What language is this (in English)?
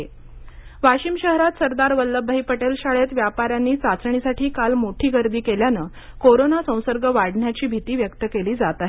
Marathi